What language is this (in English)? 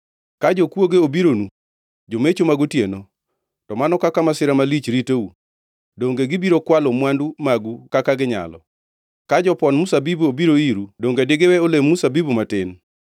Luo (Kenya and Tanzania)